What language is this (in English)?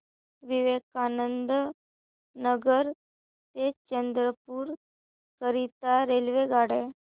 Marathi